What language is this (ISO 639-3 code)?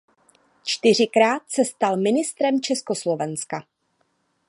ces